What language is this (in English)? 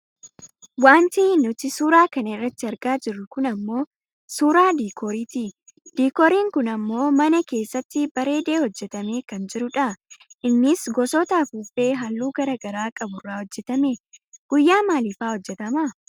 Oromo